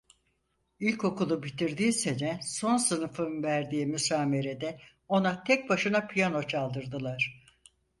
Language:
Turkish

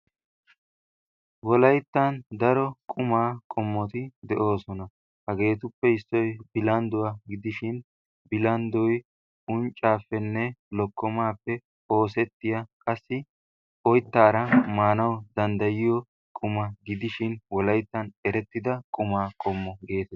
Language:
Wolaytta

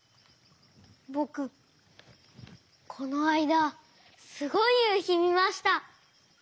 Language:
Japanese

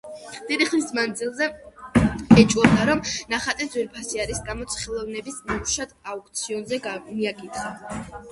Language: Georgian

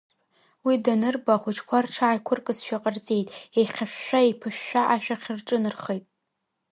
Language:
Abkhazian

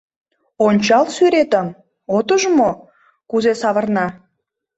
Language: Mari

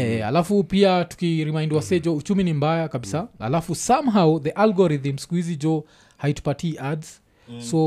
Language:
Swahili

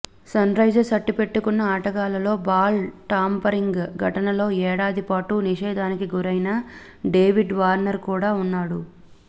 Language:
Telugu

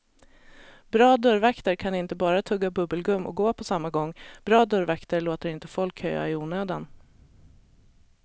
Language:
Swedish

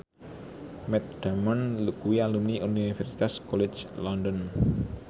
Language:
Javanese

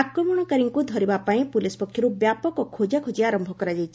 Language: Odia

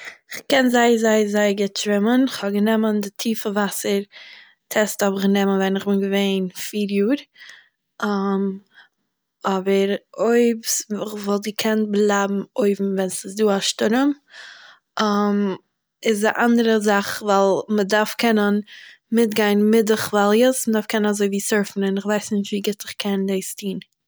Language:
Yiddish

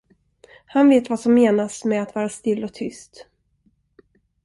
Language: Swedish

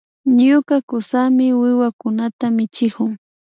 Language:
Imbabura Highland Quichua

